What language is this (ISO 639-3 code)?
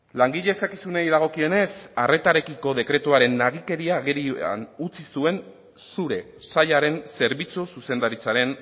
eus